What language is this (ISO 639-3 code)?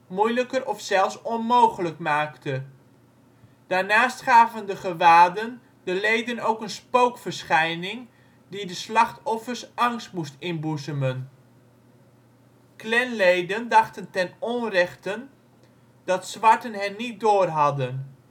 nld